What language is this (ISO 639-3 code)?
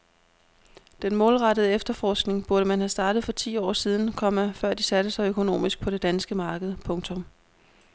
dan